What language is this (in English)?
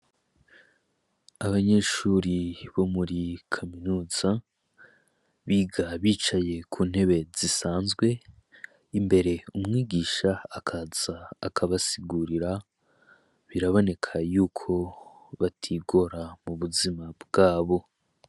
Rundi